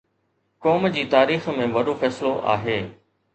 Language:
Sindhi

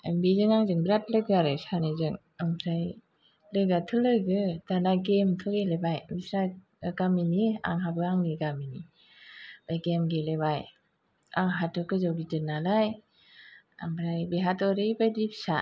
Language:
Bodo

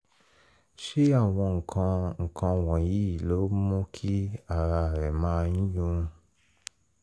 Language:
Yoruba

